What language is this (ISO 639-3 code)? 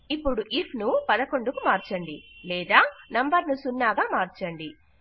tel